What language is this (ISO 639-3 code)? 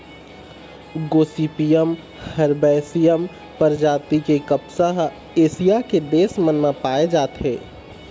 hne